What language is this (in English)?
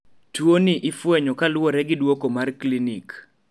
Luo (Kenya and Tanzania)